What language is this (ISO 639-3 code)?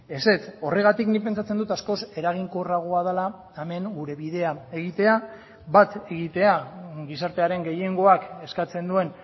eus